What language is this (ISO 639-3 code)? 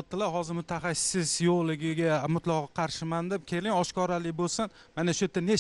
tur